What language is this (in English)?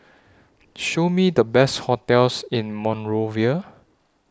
English